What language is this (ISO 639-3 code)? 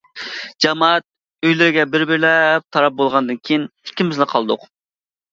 uig